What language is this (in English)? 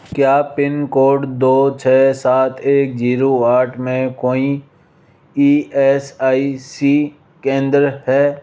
Hindi